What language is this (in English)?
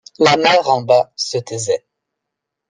French